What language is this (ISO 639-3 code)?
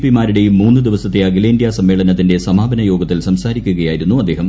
mal